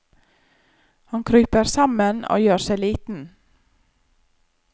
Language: Norwegian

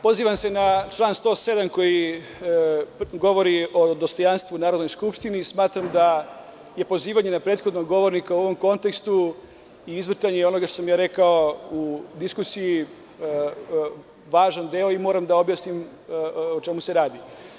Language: Serbian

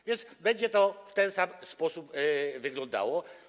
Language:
Polish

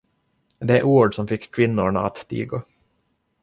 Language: Swedish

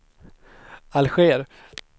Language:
Swedish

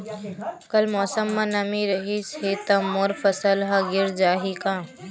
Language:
Chhattisgarhi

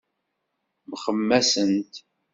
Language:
Kabyle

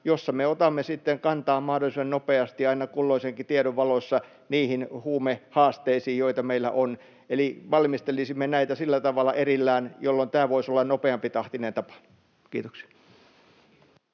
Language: Finnish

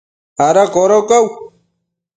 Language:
Matsés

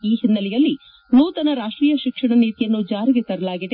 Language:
Kannada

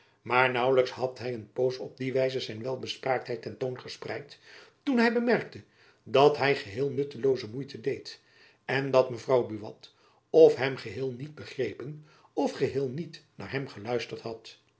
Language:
Dutch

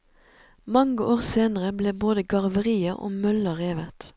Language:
Norwegian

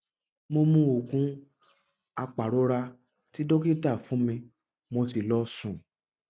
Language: Yoruba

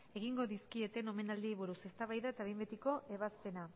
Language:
Basque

